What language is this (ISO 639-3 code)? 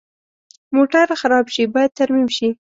pus